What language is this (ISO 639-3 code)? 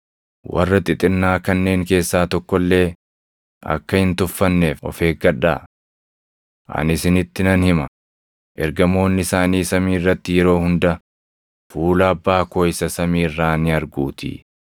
orm